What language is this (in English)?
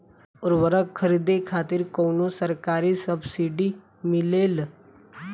Bhojpuri